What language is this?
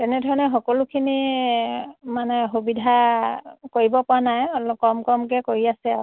Assamese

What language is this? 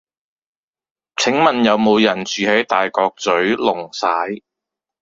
Cantonese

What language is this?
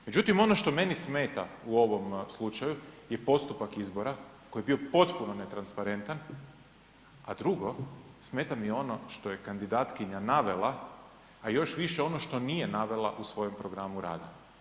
Croatian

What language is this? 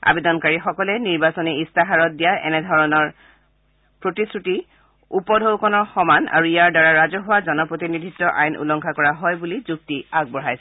Assamese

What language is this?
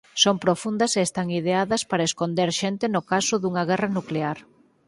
Galician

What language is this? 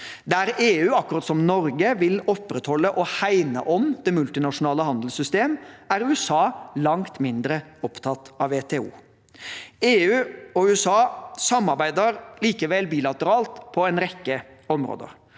Norwegian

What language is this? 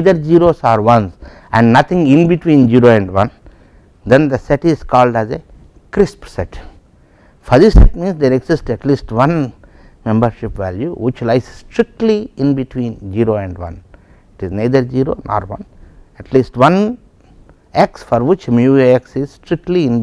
English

